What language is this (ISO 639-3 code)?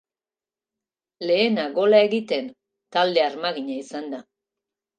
eus